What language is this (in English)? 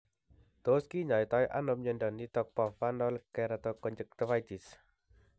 Kalenjin